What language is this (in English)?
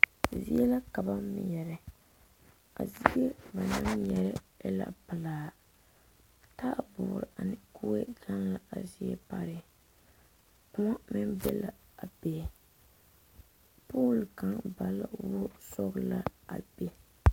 Southern Dagaare